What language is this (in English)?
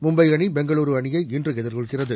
Tamil